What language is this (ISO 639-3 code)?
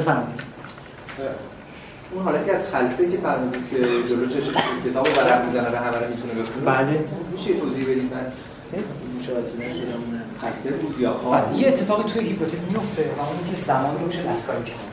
fas